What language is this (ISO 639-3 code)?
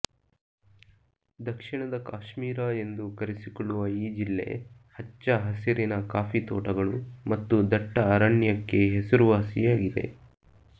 kan